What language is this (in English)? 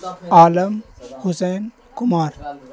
Urdu